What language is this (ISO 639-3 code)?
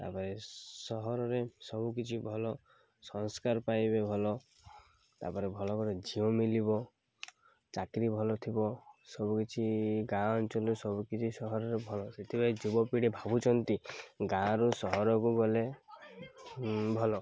ori